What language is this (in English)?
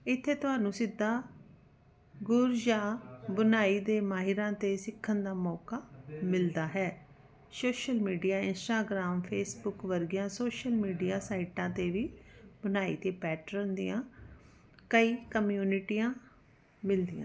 Punjabi